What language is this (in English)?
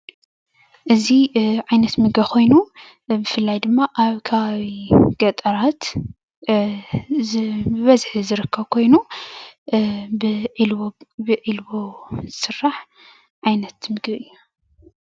Tigrinya